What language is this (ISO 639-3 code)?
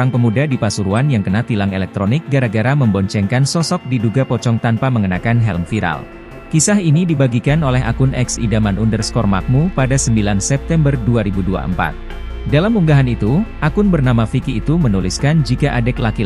ind